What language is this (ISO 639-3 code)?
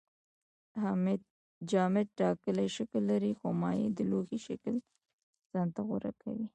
pus